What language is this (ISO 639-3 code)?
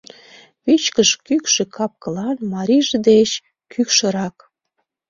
chm